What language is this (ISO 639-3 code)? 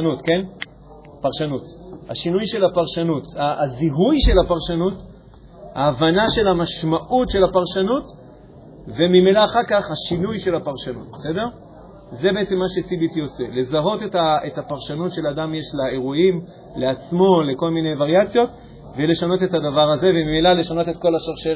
heb